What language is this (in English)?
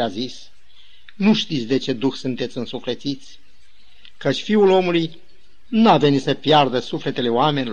Romanian